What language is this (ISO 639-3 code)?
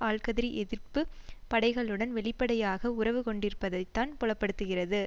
tam